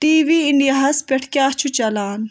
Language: Kashmiri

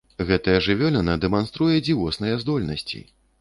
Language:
Belarusian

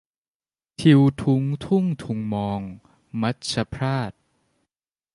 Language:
Thai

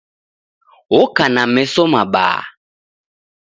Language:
Taita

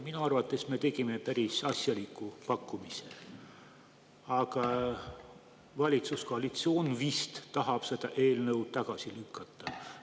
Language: Estonian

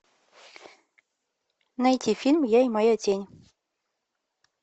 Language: Russian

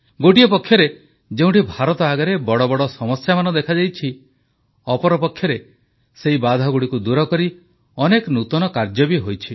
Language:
Odia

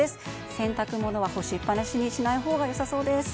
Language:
Japanese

